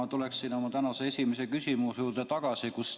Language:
Estonian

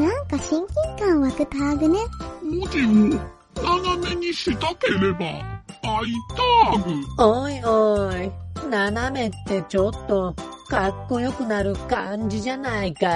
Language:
Japanese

